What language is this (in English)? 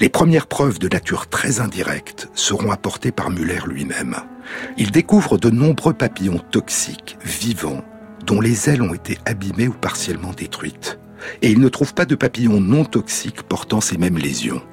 French